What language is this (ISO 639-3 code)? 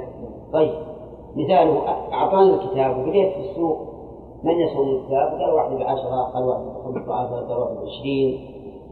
ara